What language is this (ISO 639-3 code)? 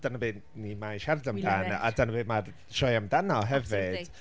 cym